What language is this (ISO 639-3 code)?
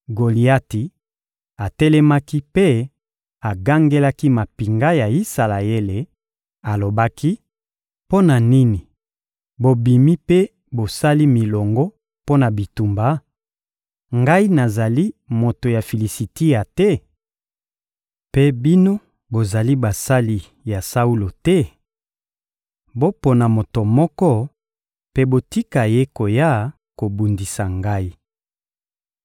lin